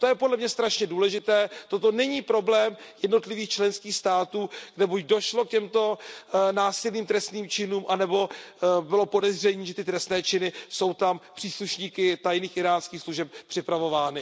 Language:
Czech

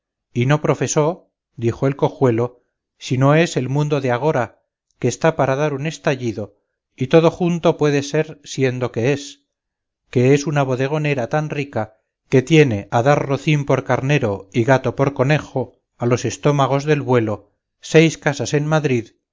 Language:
Spanish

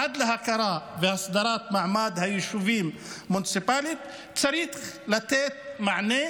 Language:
Hebrew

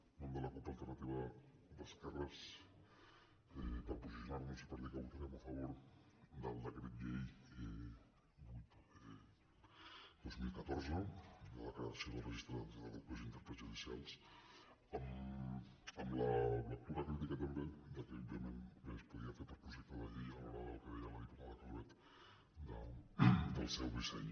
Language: Catalan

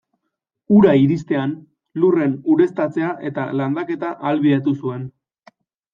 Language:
Basque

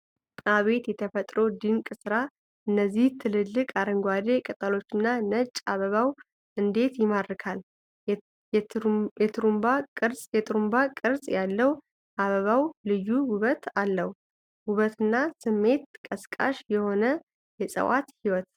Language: Amharic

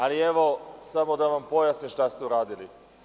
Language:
Serbian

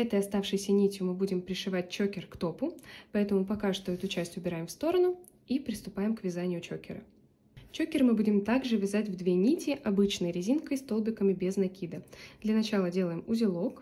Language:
Russian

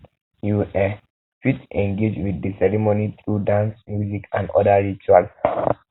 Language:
Nigerian Pidgin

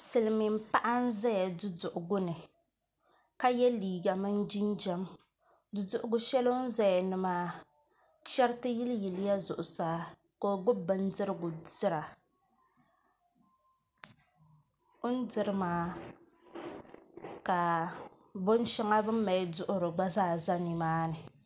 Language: Dagbani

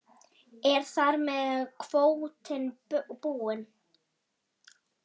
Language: Icelandic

